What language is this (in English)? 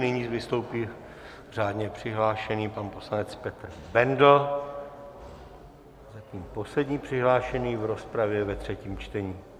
Czech